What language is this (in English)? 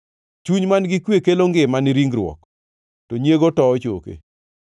Luo (Kenya and Tanzania)